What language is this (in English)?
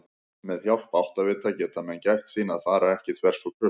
Icelandic